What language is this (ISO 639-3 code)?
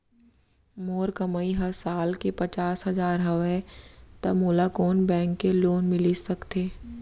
hne